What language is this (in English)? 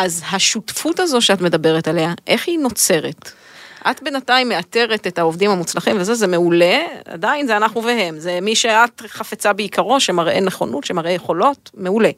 Hebrew